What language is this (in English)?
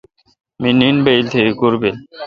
Kalkoti